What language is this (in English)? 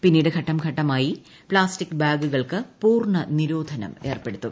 Malayalam